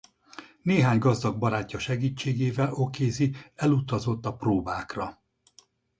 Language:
Hungarian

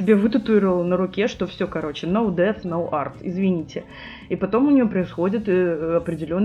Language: Russian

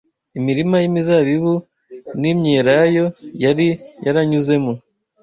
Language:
Kinyarwanda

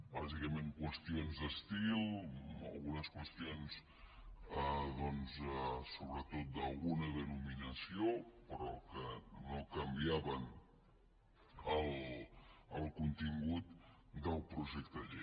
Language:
Catalan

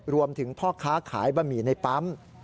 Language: Thai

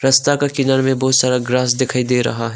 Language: Hindi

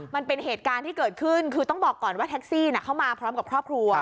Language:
Thai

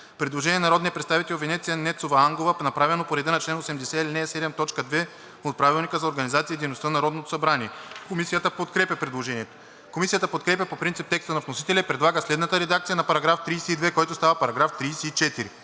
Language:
Bulgarian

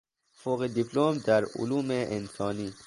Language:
Persian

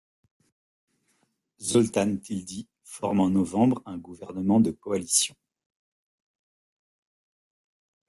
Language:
French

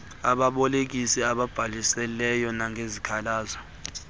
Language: Xhosa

